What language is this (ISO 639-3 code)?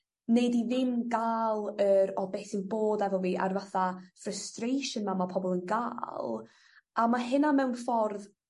cym